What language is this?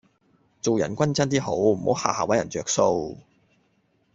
Cantonese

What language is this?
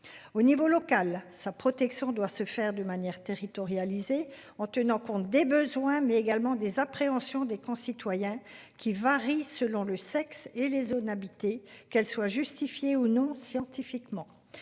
French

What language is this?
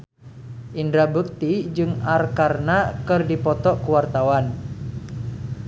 Sundanese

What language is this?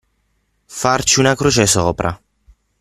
Italian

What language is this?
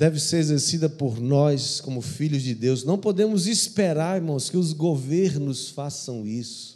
Portuguese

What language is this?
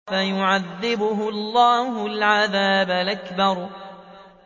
Arabic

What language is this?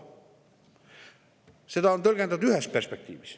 Estonian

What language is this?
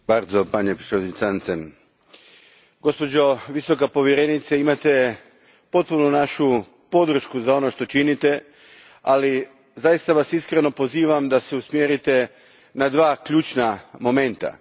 Croatian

